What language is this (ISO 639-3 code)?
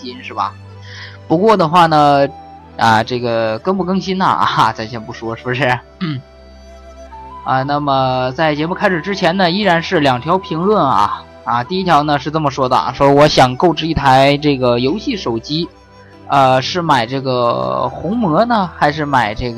zho